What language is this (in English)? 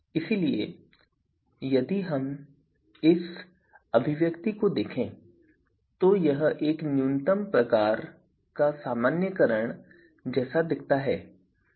Hindi